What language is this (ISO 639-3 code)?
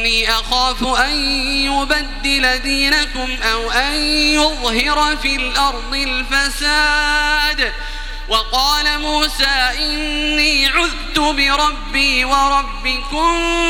ara